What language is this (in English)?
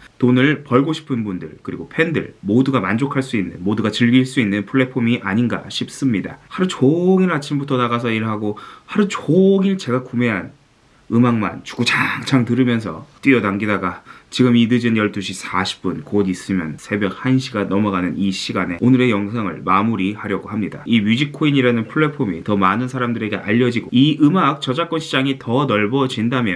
Korean